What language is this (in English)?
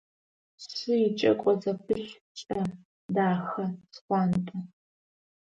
Adyghe